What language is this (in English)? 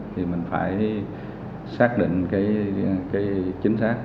Vietnamese